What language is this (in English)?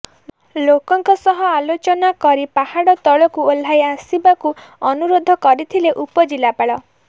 Odia